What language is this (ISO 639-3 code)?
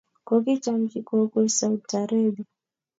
kln